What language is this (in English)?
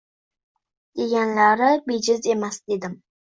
Uzbek